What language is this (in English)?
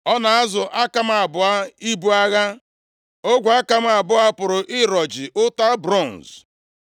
Igbo